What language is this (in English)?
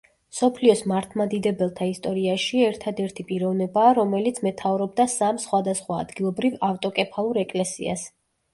Georgian